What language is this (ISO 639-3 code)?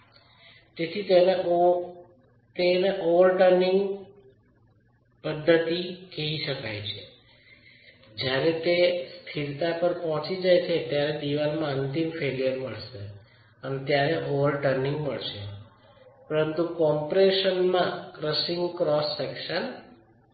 guj